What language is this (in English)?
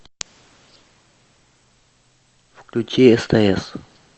Russian